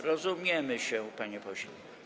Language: Polish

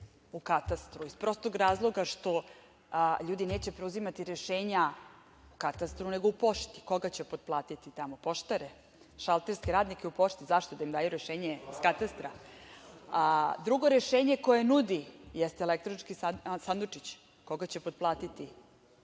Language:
Serbian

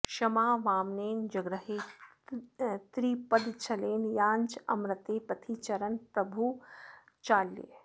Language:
Sanskrit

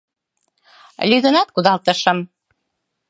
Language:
Mari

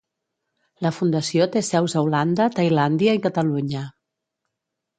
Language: Catalan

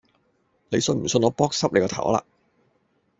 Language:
Cantonese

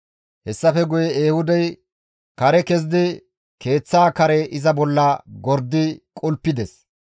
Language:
Gamo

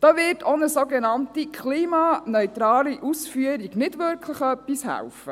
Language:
Swiss German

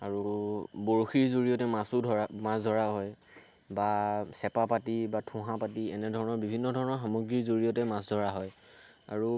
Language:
Assamese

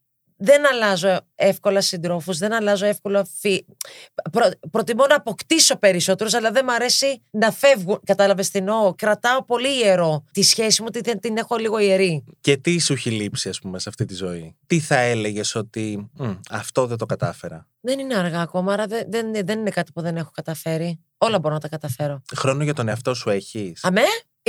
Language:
Greek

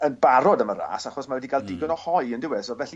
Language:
Welsh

